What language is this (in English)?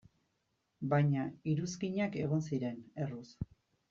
Basque